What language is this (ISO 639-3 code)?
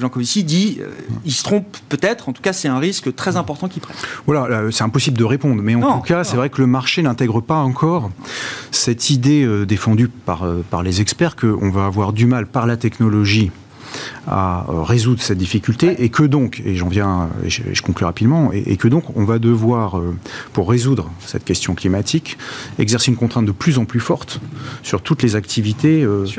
fra